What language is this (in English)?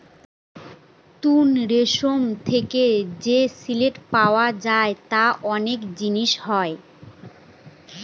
Bangla